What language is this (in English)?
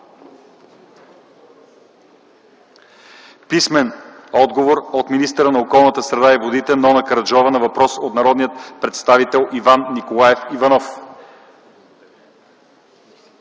Bulgarian